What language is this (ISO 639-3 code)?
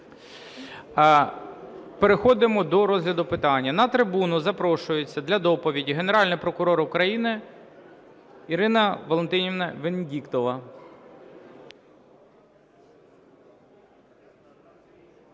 ukr